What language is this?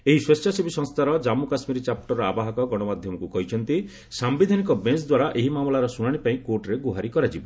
Odia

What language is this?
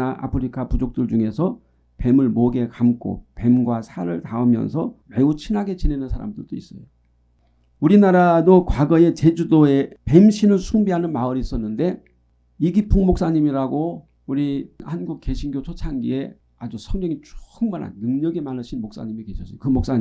Korean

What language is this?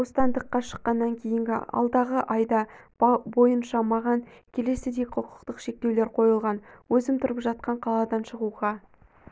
Kazakh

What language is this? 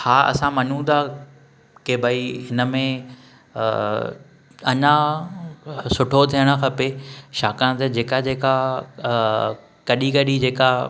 Sindhi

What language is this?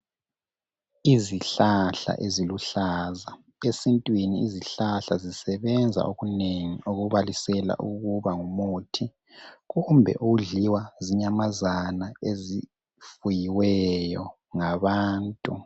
North Ndebele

